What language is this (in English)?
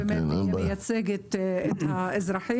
Hebrew